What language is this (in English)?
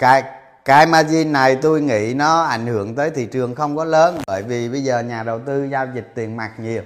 Vietnamese